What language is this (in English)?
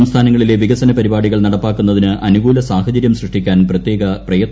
Malayalam